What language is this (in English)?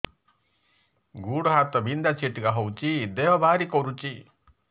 Odia